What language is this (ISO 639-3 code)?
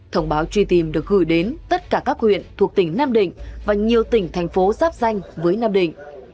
vie